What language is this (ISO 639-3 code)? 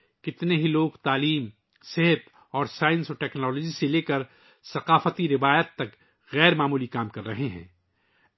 urd